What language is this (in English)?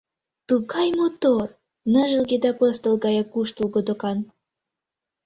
Mari